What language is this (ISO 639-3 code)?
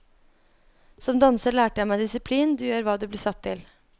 nor